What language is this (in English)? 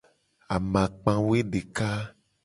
Gen